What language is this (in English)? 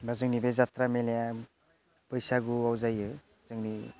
Bodo